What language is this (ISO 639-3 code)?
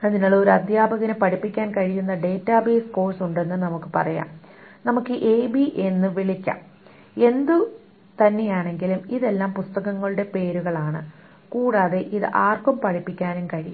mal